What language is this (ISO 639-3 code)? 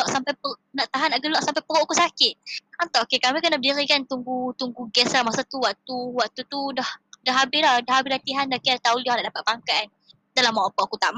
msa